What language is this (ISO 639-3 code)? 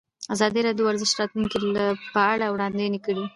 pus